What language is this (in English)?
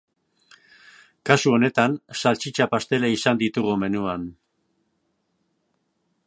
Basque